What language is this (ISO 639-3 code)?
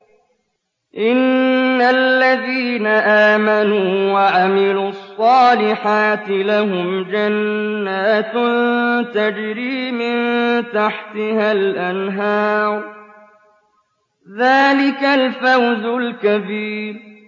ara